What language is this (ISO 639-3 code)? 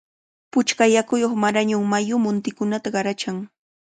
qvl